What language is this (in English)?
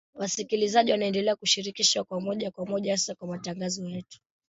Swahili